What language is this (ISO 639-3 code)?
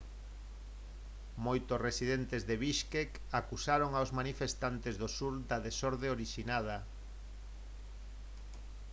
glg